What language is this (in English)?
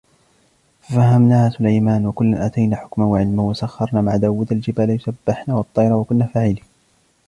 Arabic